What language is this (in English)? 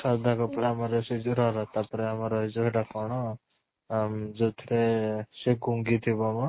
Odia